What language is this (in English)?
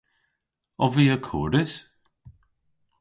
Cornish